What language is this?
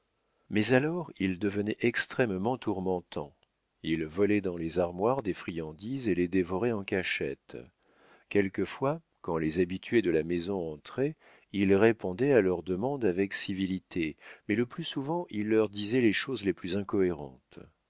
French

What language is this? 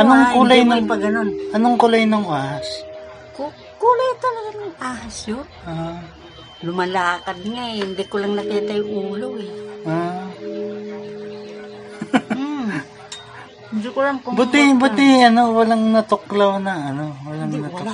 Filipino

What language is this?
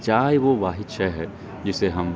Urdu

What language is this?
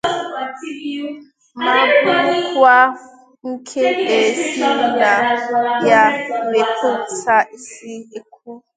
Igbo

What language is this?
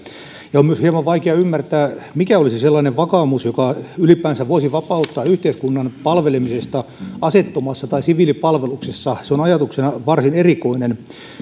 Finnish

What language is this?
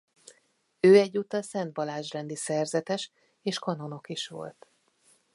Hungarian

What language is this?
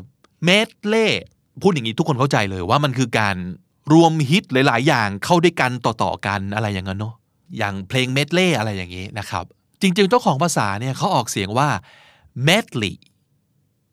Thai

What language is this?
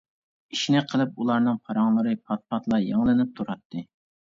Uyghur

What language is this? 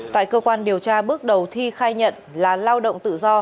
Vietnamese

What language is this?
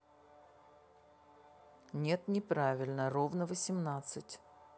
Russian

